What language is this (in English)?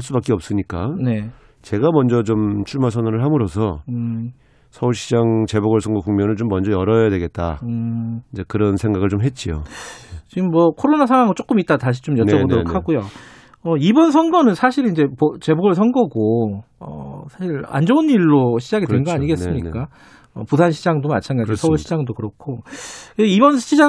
Korean